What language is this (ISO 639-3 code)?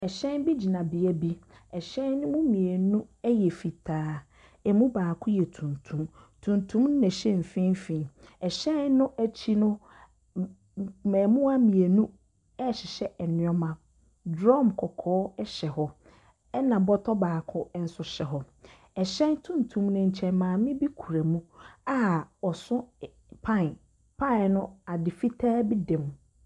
aka